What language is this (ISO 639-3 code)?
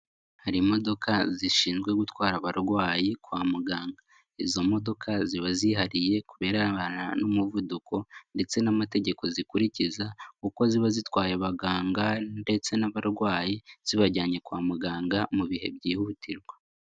kin